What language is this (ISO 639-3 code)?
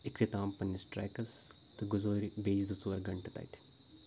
kas